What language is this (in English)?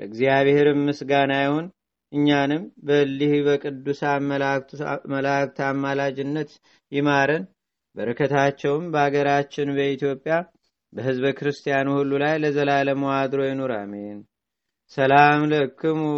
Amharic